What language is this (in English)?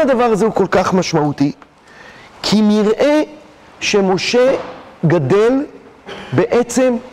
Hebrew